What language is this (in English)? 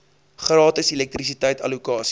Afrikaans